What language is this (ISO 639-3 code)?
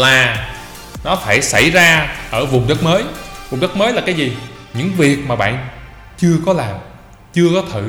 vie